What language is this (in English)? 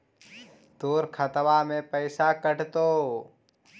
Magahi